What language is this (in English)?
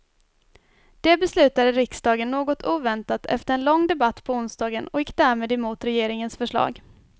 Swedish